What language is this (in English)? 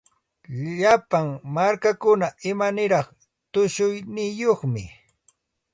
Santa Ana de Tusi Pasco Quechua